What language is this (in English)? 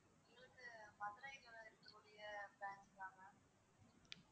Tamil